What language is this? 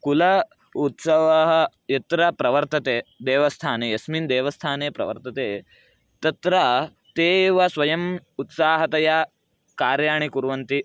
Sanskrit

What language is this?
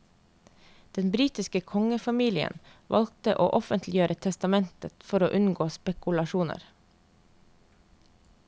Norwegian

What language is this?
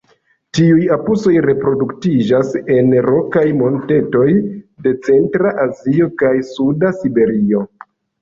Esperanto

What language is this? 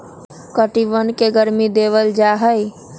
Magahi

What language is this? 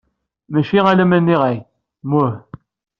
Kabyle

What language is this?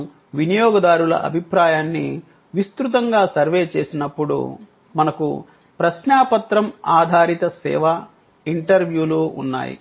Telugu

